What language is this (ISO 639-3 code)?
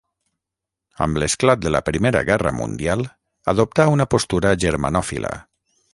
cat